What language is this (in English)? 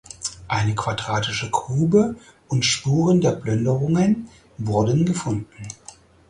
German